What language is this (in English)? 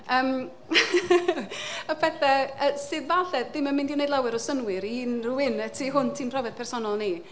Welsh